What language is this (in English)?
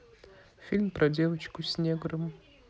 Russian